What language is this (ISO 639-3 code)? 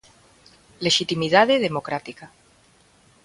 glg